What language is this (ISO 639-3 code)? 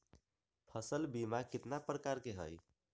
mag